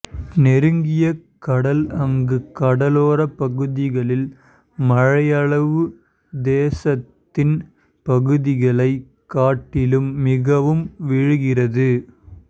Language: Tamil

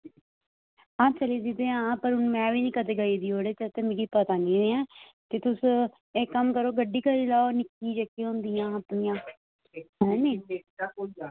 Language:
Dogri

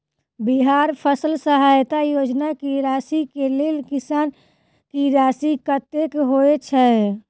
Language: Maithili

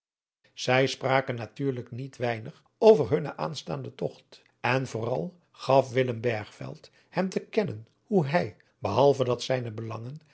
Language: Dutch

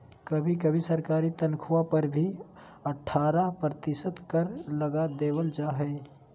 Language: Magahi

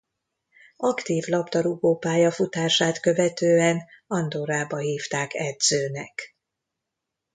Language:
Hungarian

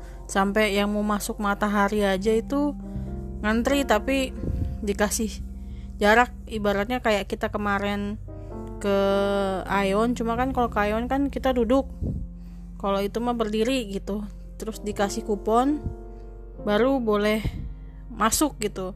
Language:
Indonesian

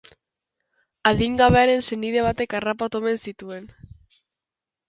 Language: Basque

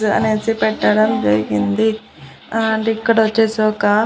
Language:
Telugu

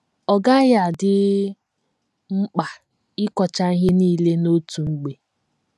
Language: Igbo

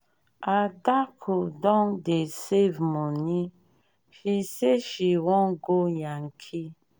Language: Nigerian Pidgin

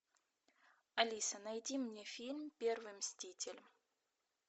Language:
Russian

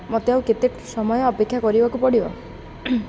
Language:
Odia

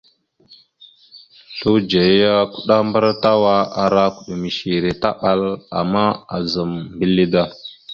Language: Mada (Cameroon)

